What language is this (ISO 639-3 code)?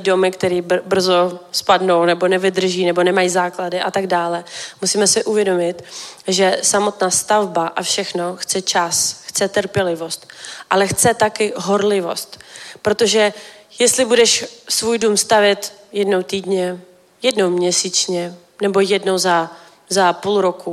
ces